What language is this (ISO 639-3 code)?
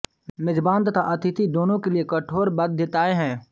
hin